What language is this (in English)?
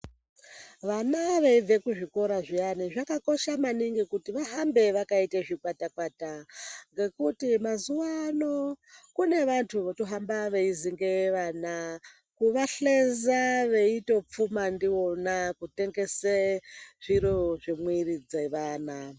Ndau